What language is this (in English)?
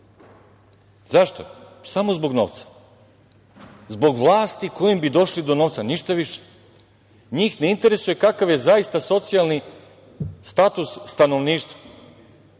Serbian